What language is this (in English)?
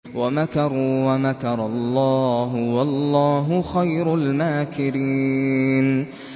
Arabic